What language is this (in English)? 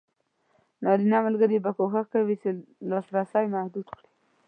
Pashto